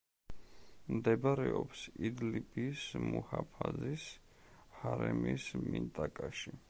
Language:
Georgian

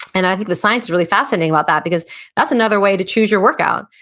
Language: English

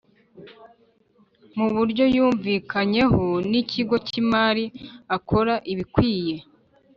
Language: Kinyarwanda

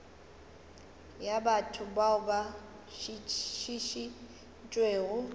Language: Northern Sotho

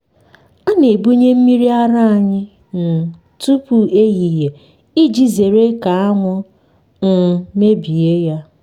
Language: Igbo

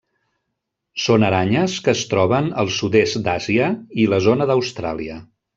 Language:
Catalan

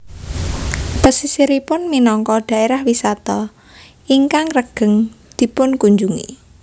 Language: Javanese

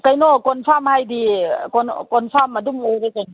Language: Manipuri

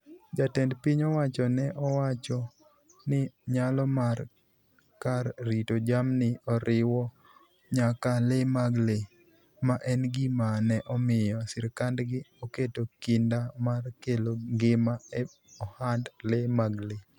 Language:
Luo (Kenya and Tanzania)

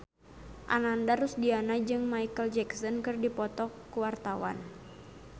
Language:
Sundanese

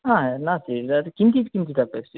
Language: Sanskrit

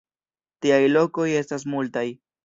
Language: Esperanto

